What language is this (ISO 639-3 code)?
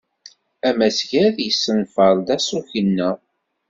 kab